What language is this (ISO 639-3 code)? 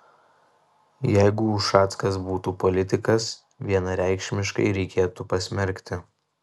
lit